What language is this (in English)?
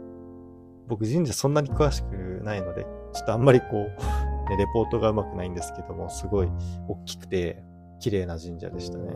Japanese